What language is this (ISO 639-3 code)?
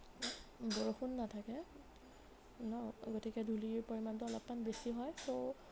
asm